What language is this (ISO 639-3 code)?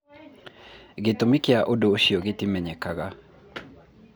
kik